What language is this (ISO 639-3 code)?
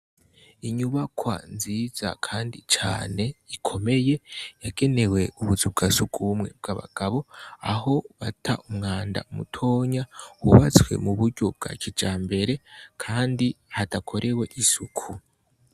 run